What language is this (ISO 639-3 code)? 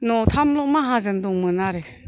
brx